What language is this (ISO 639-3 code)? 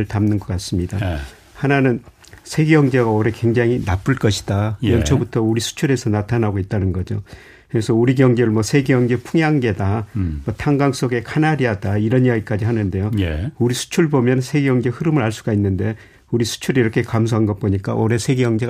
kor